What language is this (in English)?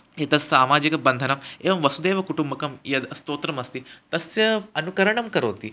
Sanskrit